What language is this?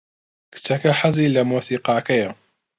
Central Kurdish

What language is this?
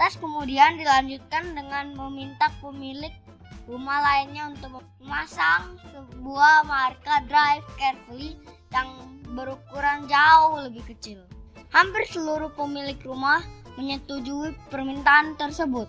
Indonesian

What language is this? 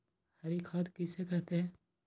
Magahi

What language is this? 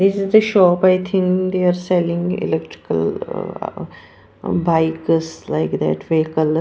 English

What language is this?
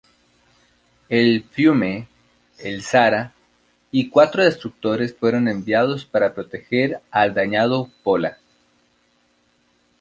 Spanish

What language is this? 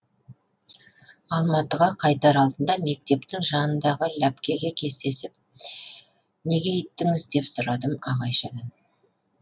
Kazakh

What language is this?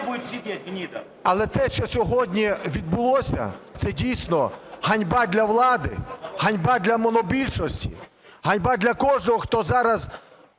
Ukrainian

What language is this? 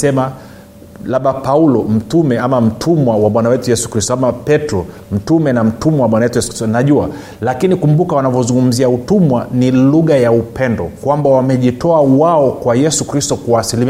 Swahili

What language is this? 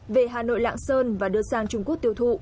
Vietnamese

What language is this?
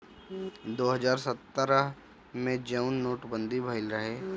Bhojpuri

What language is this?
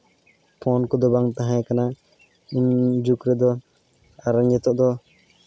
Santali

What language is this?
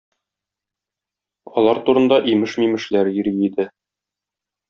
Tatar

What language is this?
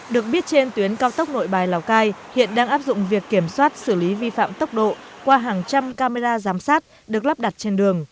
Vietnamese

